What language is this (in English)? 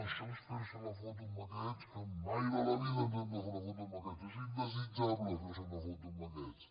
Catalan